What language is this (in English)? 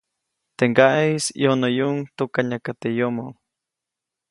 Copainalá Zoque